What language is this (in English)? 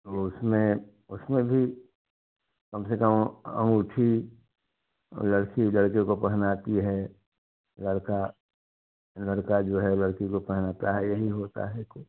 Hindi